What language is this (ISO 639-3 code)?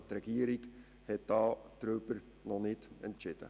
gsw